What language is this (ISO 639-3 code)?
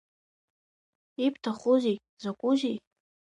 abk